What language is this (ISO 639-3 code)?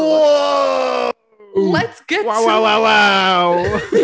cym